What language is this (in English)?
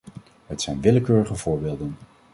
Dutch